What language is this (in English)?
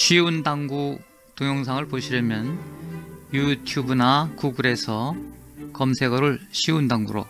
Korean